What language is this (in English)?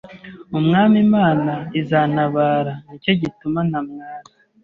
Kinyarwanda